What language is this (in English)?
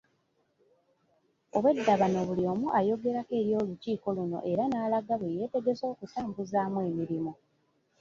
Ganda